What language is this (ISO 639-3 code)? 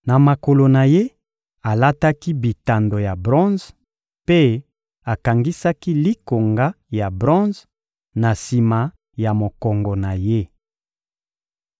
lin